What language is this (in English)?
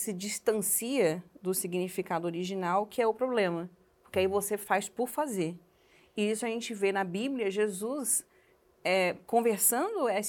Portuguese